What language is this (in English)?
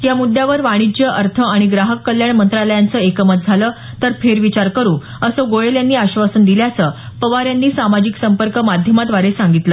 Marathi